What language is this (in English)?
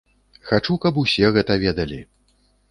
Belarusian